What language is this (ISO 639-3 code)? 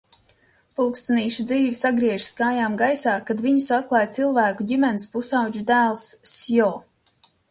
lav